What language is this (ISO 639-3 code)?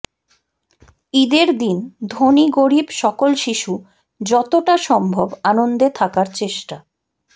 ben